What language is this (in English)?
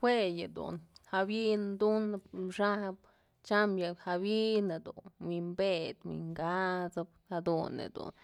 Mazatlán Mixe